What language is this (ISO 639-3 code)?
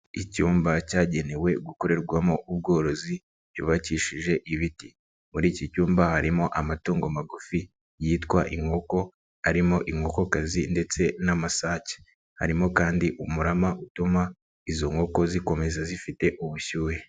kin